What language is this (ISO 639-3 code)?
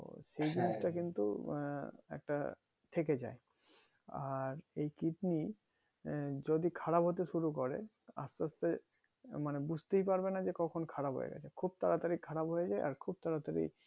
ben